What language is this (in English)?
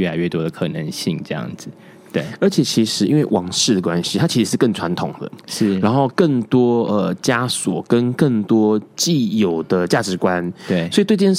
Chinese